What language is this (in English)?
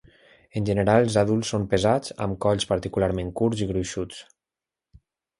Catalan